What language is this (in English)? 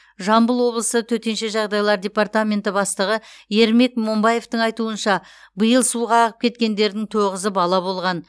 Kazakh